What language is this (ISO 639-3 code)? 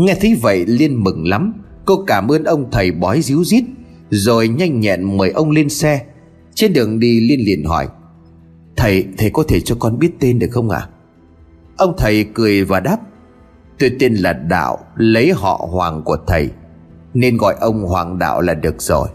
vie